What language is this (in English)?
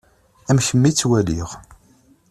Kabyle